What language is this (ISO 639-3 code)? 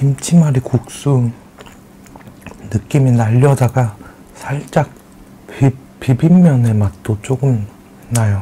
kor